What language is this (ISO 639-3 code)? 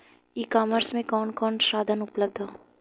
bho